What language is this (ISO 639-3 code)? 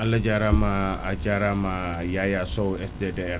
wol